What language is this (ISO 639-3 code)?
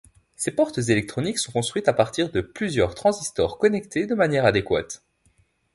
fra